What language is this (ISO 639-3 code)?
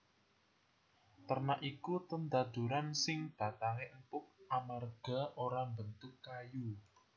jav